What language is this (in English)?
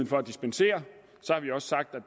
Danish